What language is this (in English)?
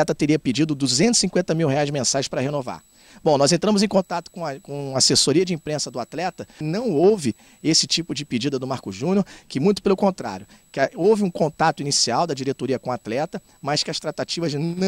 Portuguese